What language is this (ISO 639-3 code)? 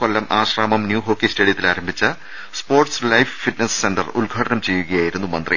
mal